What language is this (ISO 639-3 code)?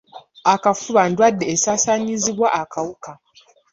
lug